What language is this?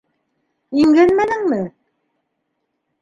Bashkir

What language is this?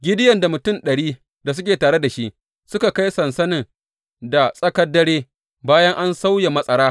Hausa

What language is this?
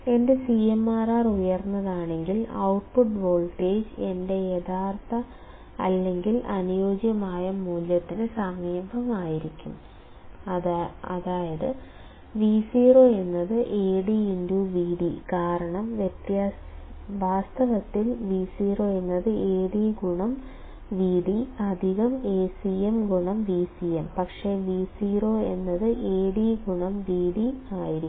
Malayalam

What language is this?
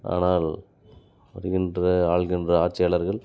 Tamil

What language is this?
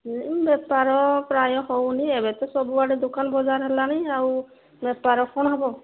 Odia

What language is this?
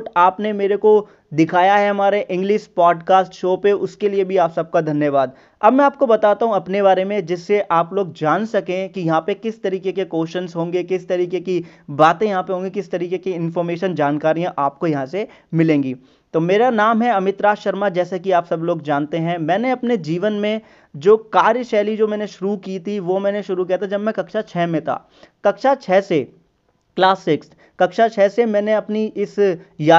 Hindi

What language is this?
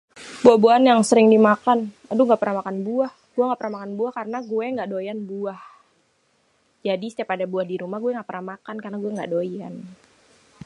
Betawi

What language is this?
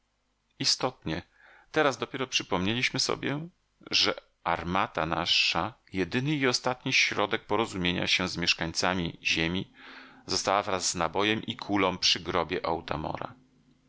Polish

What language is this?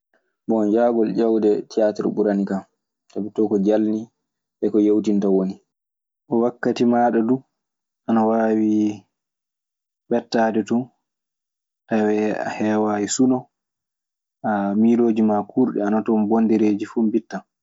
Maasina Fulfulde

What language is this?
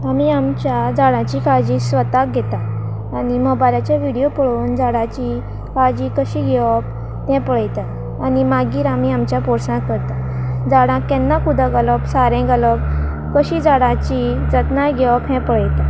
Konkani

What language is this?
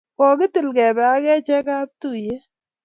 Kalenjin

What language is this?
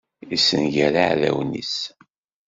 Kabyle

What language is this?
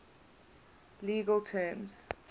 English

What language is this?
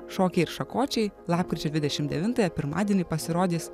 Lithuanian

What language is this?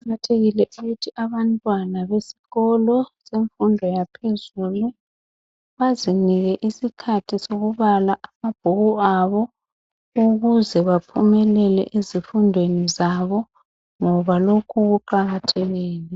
North Ndebele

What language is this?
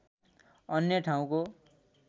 Nepali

